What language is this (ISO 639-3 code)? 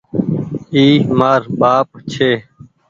gig